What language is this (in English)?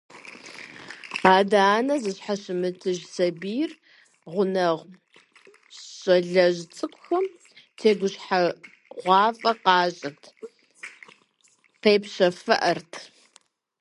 Kabardian